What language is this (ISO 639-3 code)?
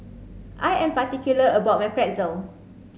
eng